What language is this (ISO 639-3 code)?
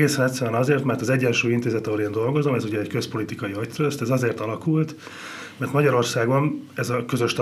hun